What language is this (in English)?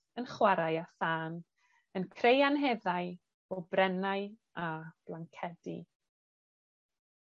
Welsh